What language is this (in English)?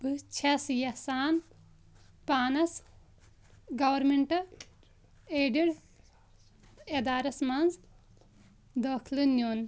Kashmiri